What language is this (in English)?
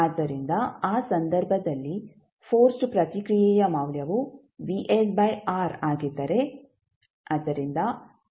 Kannada